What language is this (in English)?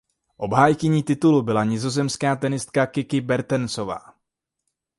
Czech